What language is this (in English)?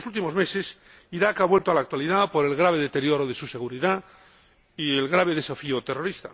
Spanish